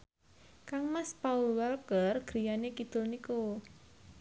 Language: Javanese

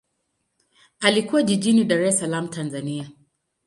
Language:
Swahili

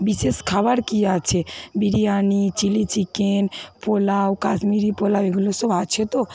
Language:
Bangla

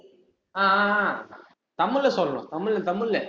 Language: Tamil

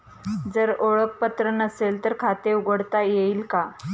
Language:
Marathi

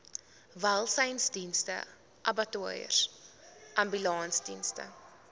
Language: Afrikaans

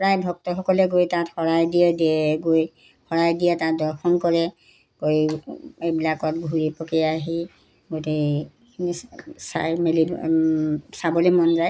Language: Assamese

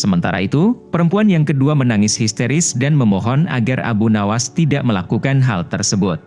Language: Indonesian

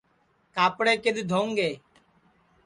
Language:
Sansi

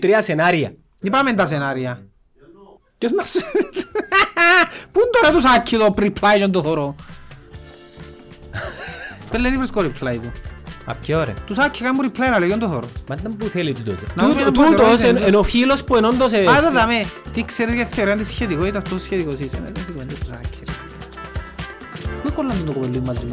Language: Greek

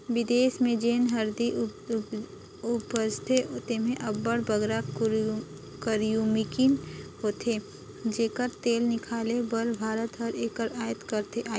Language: Chhattisgarhi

